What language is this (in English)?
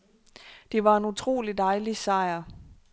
Danish